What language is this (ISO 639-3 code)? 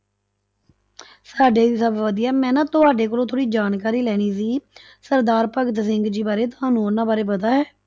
pan